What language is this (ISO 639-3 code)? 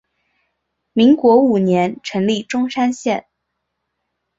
zho